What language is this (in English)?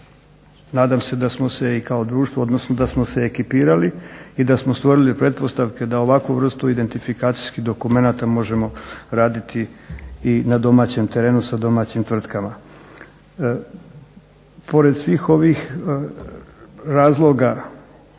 Croatian